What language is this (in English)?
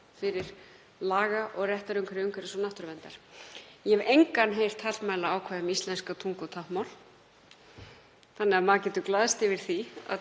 Icelandic